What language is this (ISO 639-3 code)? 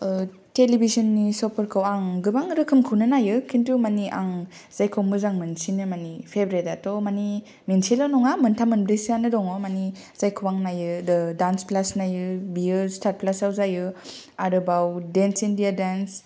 brx